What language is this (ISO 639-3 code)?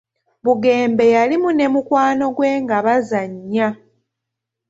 lug